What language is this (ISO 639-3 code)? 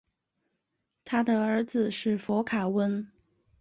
zho